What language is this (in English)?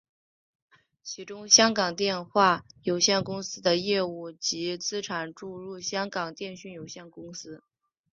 Chinese